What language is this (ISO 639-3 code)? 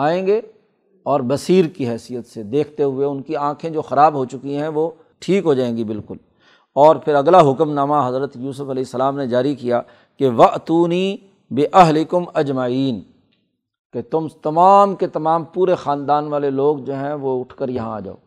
urd